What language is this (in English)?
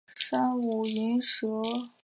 Chinese